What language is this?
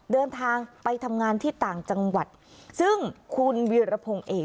Thai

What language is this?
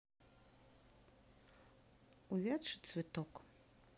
Russian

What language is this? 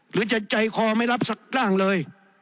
Thai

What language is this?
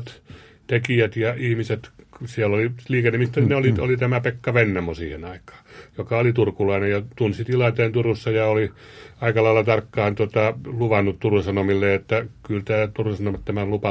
Finnish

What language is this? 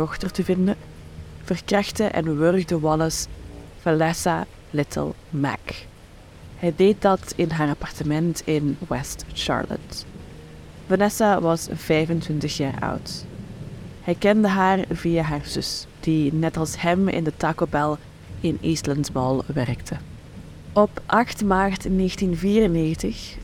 Dutch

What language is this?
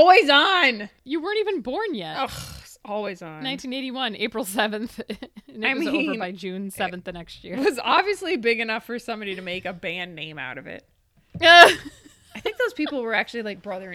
English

